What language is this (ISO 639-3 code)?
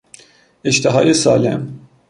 fas